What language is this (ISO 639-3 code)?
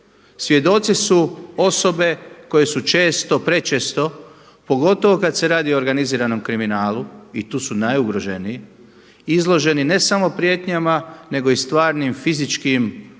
hrv